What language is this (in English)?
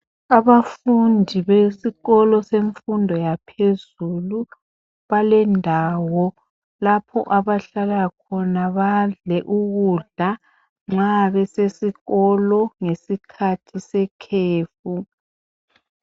North Ndebele